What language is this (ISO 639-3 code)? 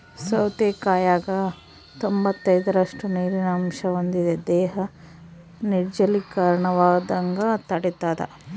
kan